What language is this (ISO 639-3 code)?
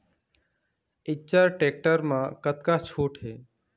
hne